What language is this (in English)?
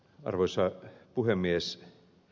Finnish